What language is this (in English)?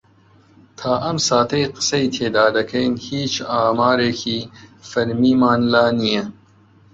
Central Kurdish